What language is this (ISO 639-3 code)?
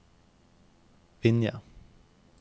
nor